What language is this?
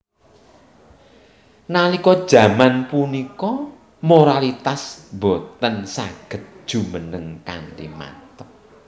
Javanese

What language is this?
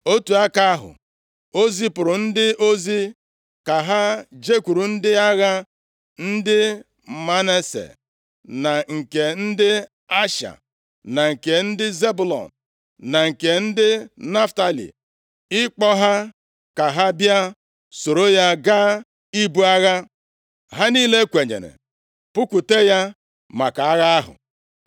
Igbo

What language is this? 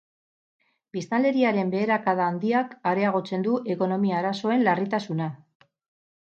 Basque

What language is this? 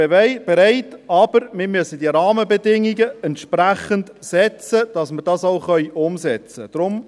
Swiss German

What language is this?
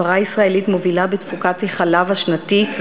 Hebrew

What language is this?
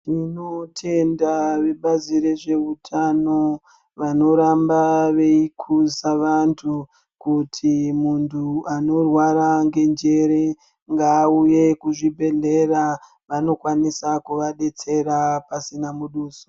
Ndau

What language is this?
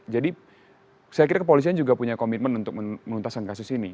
Indonesian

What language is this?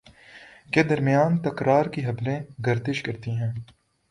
Urdu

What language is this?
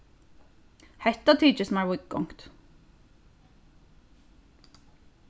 Faroese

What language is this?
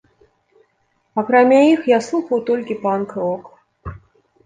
Belarusian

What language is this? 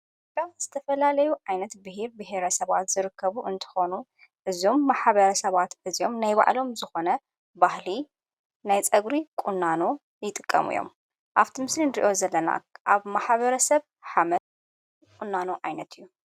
Tigrinya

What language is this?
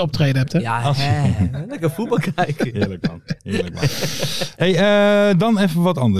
Dutch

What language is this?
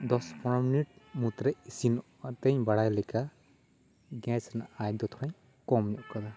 Santali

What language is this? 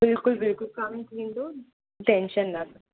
Sindhi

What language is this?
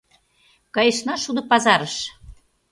Mari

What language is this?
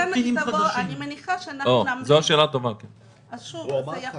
Hebrew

